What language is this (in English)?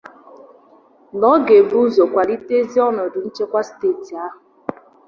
Igbo